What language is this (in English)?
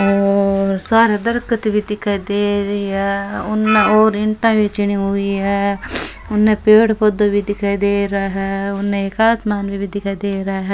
Rajasthani